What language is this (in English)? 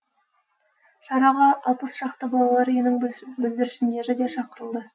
Kazakh